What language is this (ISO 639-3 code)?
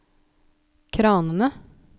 nor